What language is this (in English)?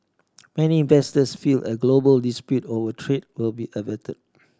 English